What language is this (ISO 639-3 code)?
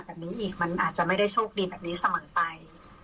tha